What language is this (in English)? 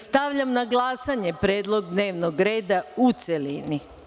Serbian